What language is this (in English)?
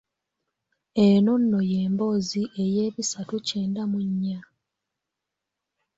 Ganda